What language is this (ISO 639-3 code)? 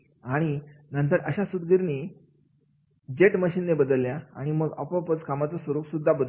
mar